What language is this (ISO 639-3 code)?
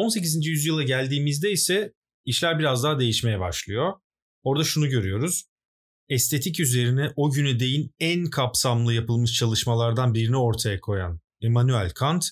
tur